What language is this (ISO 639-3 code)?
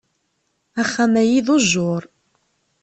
kab